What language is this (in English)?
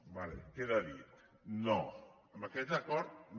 Catalan